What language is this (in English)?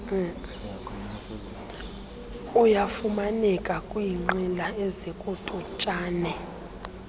Xhosa